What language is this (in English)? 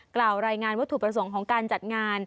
Thai